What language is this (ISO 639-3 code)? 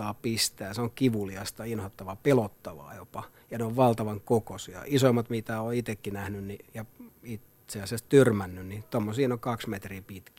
fin